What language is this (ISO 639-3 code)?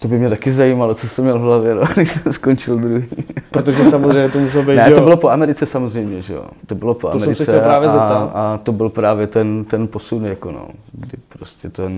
ces